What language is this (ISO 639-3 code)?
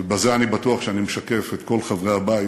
heb